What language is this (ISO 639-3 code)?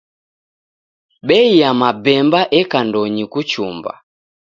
dav